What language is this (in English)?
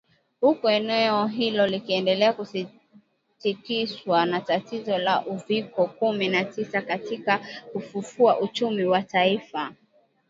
Swahili